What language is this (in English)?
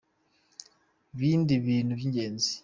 Kinyarwanda